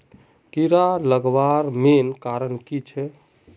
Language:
Magahi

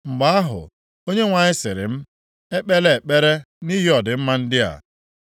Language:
Igbo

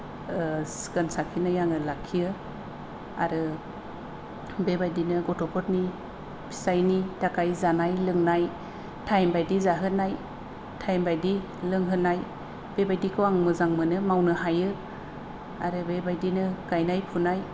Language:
Bodo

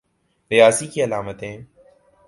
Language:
Urdu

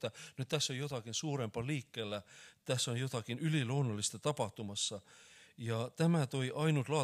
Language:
Finnish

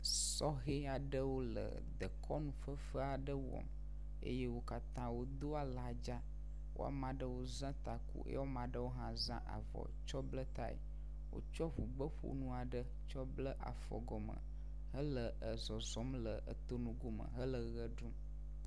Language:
Ewe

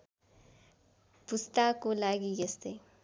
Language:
Nepali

